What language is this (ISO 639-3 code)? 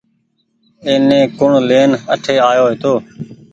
gig